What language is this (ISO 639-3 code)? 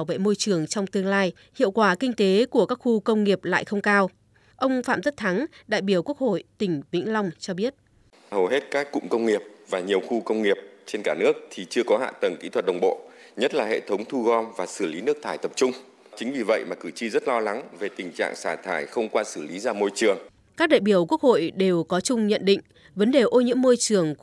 vie